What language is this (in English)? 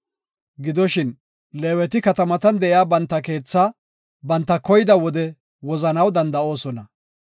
Gofa